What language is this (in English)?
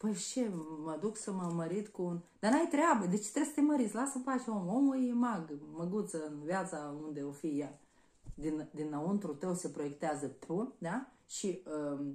Romanian